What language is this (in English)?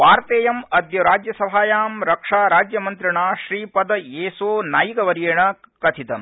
Sanskrit